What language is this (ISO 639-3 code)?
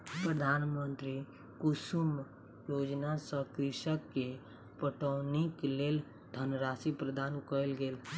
mai